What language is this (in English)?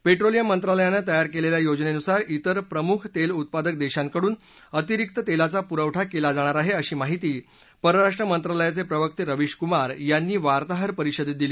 Marathi